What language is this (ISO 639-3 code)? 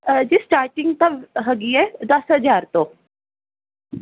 pan